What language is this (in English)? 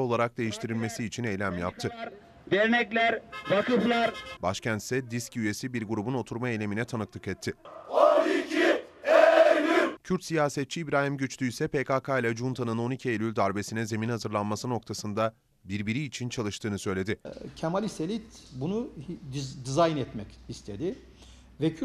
Turkish